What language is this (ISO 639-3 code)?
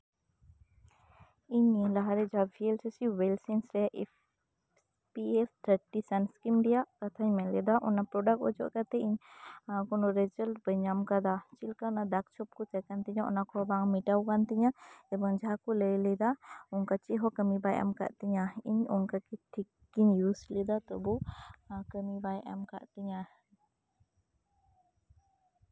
sat